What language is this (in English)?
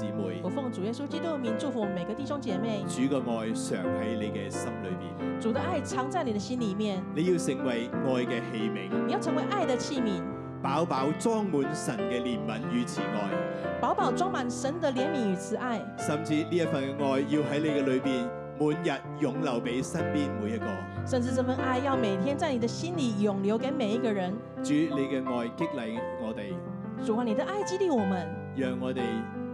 Chinese